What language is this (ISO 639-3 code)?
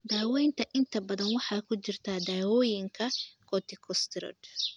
som